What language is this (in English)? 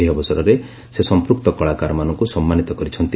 Odia